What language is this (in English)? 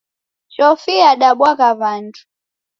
Taita